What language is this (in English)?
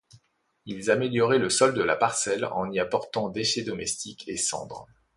French